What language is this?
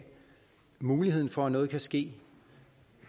Danish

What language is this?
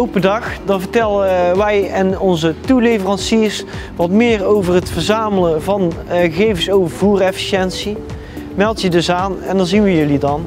Dutch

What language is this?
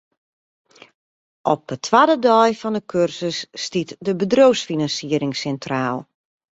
Western Frisian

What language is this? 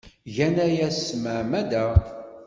Kabyle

